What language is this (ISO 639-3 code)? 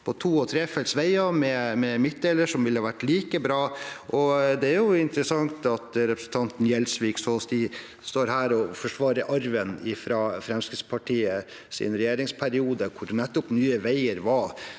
nor